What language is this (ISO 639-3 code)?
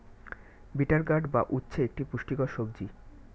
ben